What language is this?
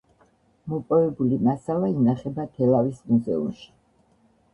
Georgian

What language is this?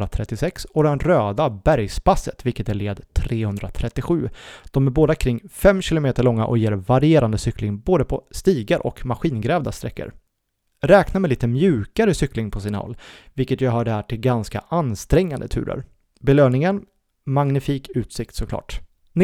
Swedish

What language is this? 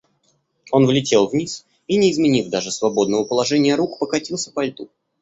Russian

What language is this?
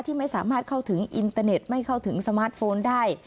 Thai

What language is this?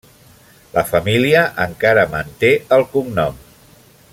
Catalan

